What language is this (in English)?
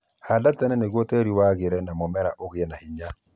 Kikuyu